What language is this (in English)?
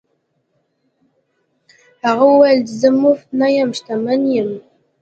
Pashto